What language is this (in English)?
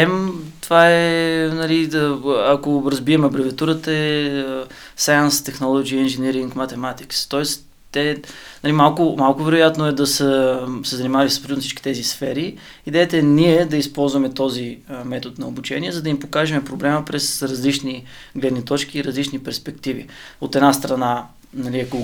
Bulgarian